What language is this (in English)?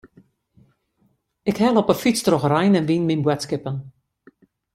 Western Frisian